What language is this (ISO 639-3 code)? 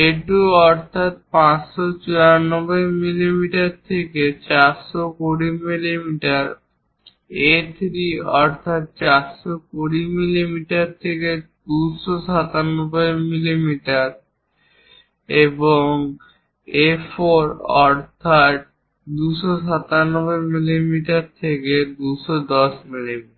ben